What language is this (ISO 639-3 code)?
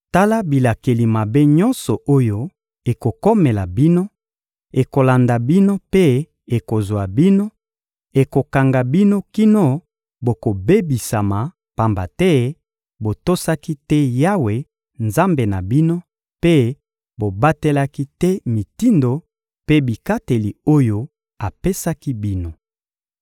lin